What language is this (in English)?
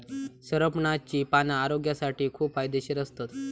Marathi